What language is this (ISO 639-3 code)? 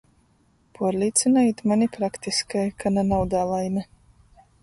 ltg